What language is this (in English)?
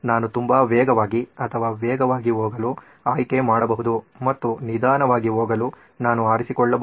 Kannada